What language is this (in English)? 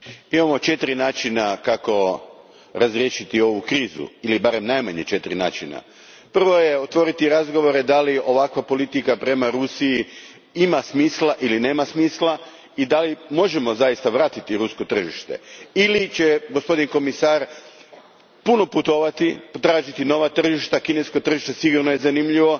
Croatian